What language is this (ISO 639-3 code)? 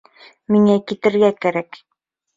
bak